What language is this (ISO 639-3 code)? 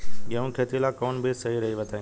bho